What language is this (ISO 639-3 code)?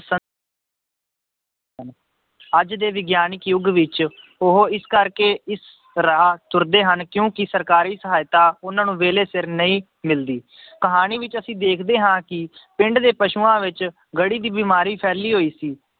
pan